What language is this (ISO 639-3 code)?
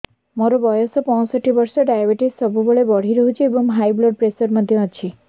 ori